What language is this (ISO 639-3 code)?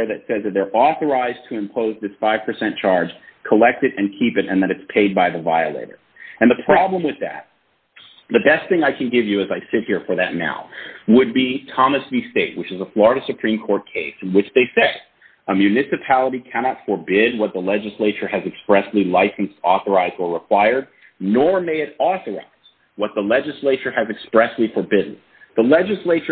eng